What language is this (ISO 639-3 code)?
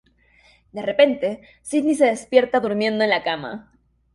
spa